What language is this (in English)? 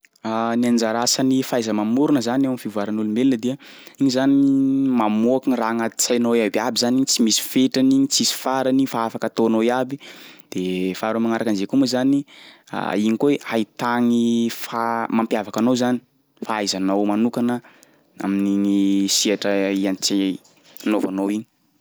Sakalava Malagasy